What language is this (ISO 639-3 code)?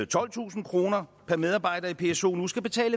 dan